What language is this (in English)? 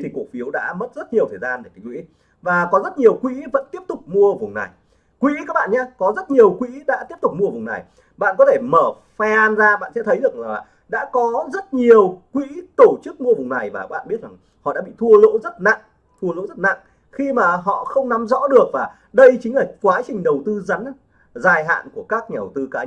Vietnamese